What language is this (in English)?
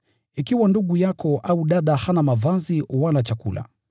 Swahili